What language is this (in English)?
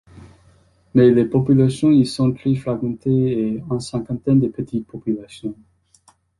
French